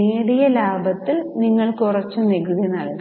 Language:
Malayalam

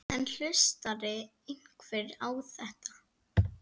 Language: Icelandic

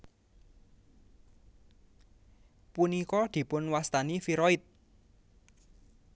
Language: Javanese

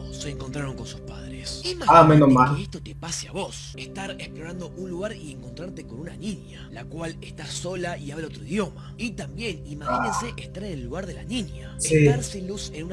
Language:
Spanish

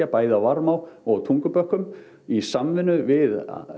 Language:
Icelandic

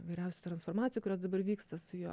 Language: Lithuanian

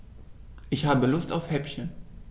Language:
German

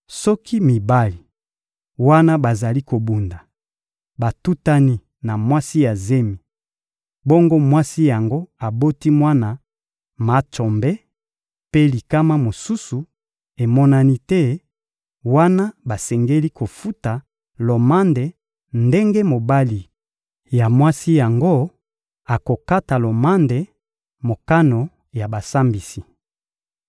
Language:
Lingala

